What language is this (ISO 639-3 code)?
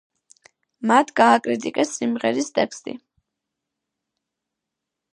kat